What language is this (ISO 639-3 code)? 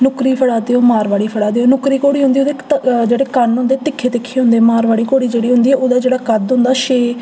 doi